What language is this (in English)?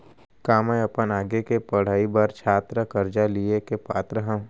Chhattisgarhi